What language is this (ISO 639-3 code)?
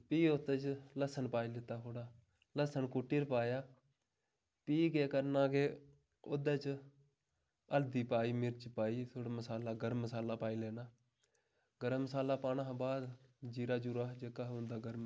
doi